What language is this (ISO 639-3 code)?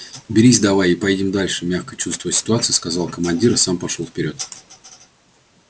rus